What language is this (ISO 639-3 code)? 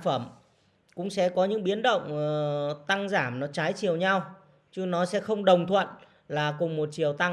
vie